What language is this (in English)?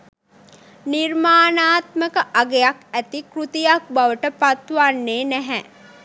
Sinhala